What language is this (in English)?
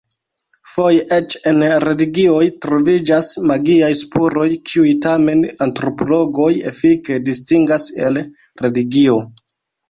Esperanto